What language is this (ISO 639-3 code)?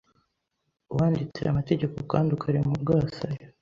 kin